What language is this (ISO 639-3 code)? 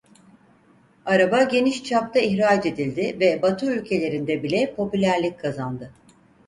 tur